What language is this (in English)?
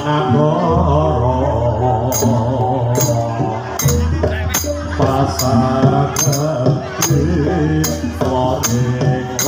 Thai